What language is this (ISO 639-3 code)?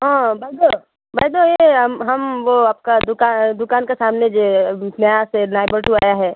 asm